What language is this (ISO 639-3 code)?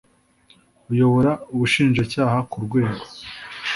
kin